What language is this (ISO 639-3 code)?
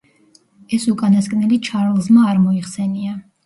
kat